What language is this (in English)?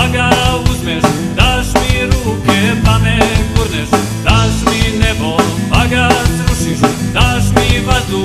Romanian